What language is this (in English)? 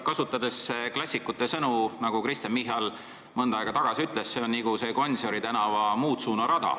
Estonian